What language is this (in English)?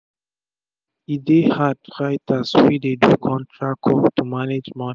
Nigerian Pidgin